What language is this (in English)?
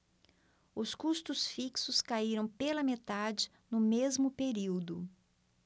Portuguese